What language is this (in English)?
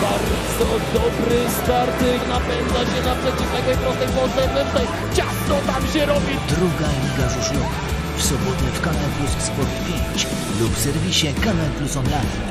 Polish